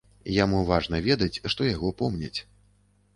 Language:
Belarusian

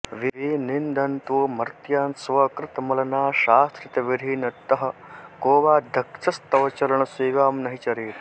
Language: Sanskrit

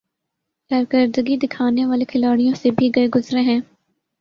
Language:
Urdu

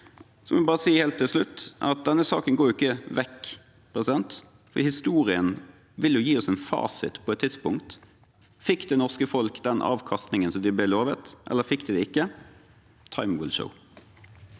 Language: Norwegian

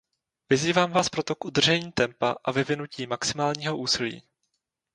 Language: Czech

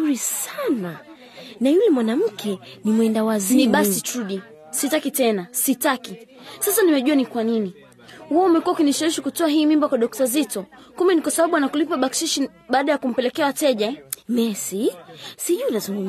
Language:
Swahili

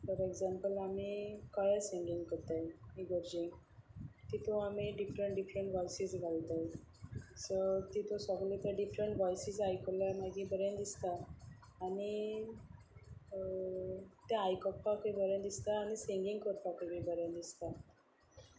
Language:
Konkani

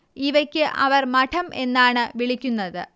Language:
Malayalam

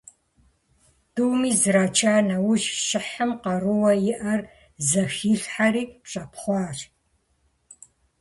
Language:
Kabardian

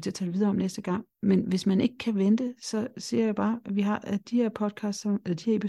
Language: Danish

